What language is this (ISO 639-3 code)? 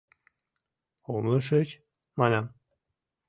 chm